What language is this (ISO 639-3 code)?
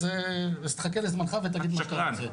heb